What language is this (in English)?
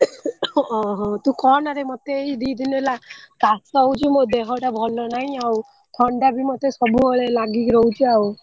Odia